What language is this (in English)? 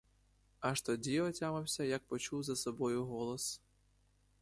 Ukrainian